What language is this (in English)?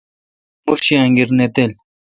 Kalkoti